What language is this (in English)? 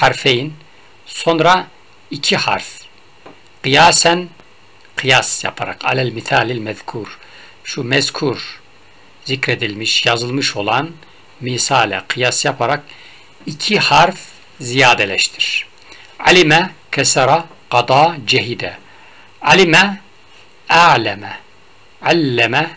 Turkish